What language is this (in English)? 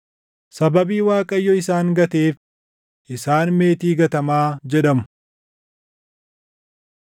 Oromo